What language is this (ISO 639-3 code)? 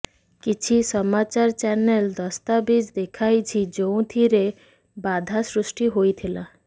ori